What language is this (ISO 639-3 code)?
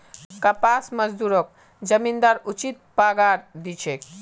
mag